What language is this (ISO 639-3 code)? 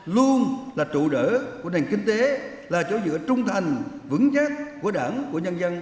vie